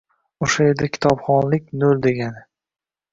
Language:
Uzbek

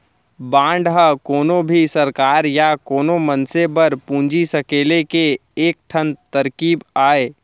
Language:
Chhattisgarhi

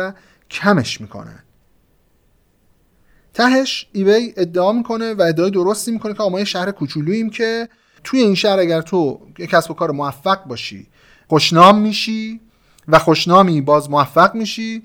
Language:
Persian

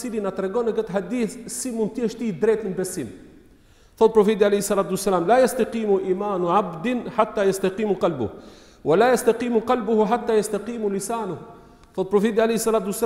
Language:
Romanian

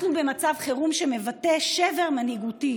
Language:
Hebrew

